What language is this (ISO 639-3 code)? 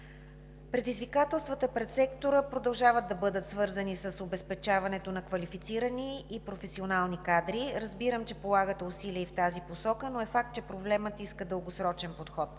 bul